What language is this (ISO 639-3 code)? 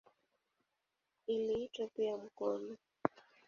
swa